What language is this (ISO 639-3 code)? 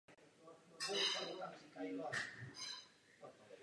ces